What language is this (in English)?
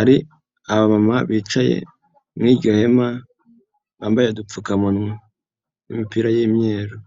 Kinyarwanda